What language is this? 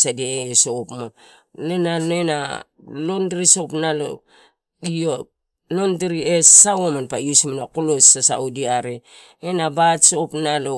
Torau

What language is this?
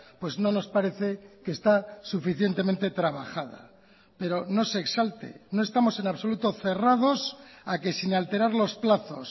Spanish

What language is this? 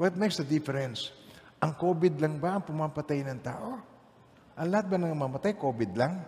Filipino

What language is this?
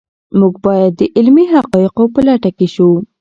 Pashto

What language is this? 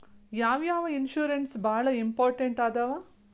Kannada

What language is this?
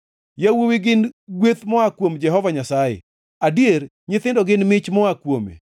Luo (Kenya and Tanzania)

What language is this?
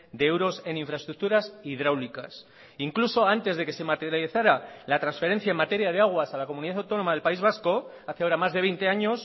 Spanish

